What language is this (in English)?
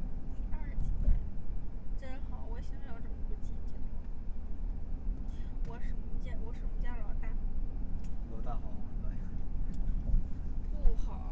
Chinese